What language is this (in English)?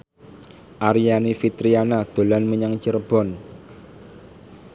Javanese